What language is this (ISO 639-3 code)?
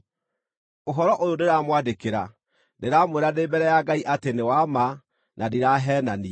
kik